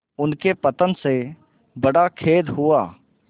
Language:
Hindi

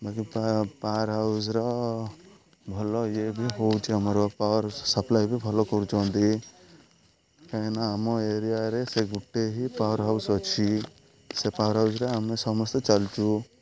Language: Odia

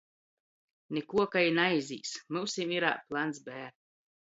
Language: Latgalian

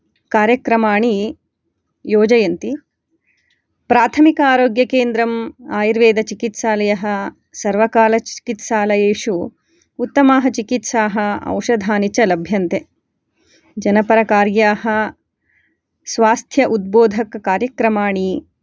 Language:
Sanskrit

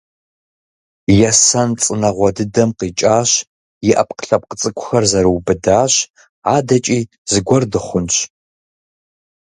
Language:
Kabardian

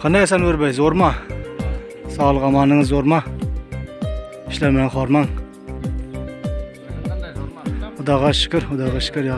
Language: Turkish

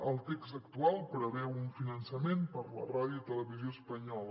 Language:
Catalan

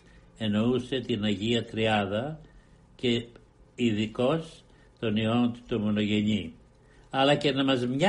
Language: Greek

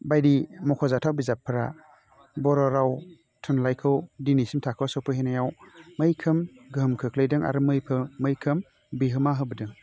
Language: Bodo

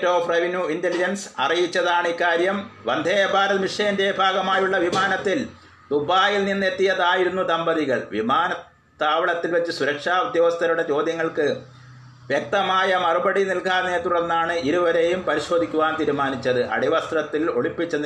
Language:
Malayalam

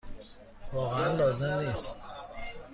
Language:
Persian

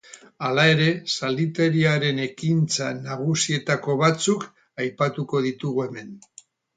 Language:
Basque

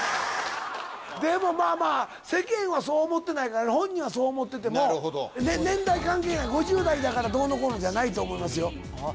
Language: Japanese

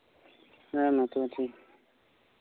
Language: Santali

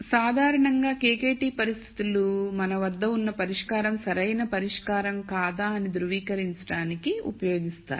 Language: Telugu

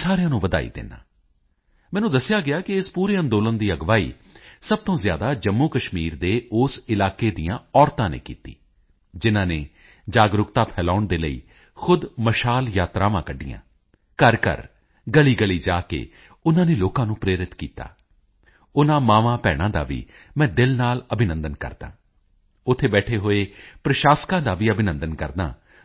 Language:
Punjabi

